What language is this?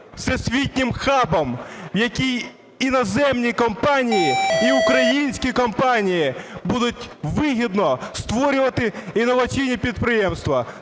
Ukrainian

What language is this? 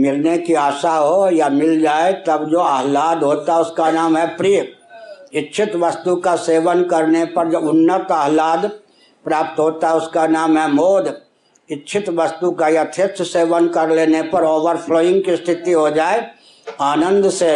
Hindi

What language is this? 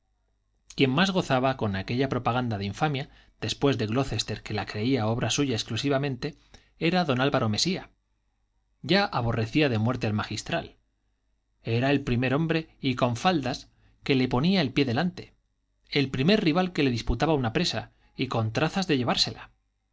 Spanish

